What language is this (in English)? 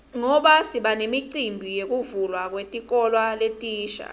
Swati